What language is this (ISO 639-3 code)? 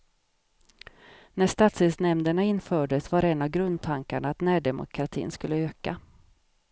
swe